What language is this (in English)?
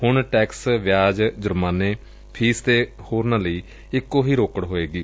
Punjabi